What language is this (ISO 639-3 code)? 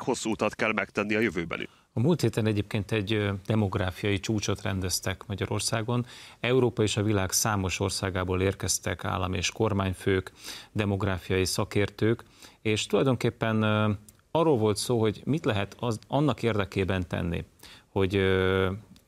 hun